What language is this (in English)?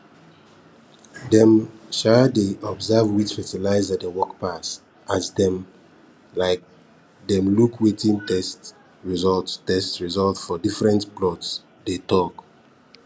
Nigerian Pidgin